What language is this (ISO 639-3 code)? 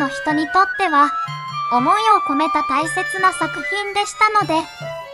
jpn